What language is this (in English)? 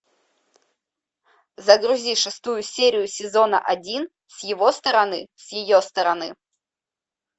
Russian